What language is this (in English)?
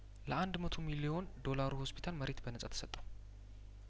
Amharic